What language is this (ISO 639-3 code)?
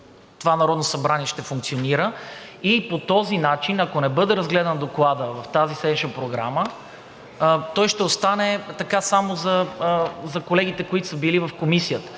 bul